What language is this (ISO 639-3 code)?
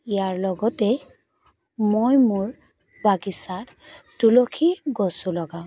asm